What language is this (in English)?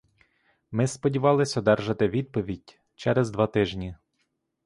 Ukrainian